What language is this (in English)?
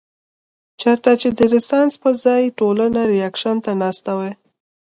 Pashto